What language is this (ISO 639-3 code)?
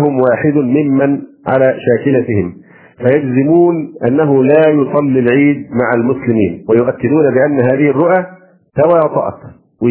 ara